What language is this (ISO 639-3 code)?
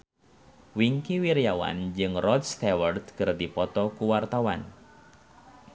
sun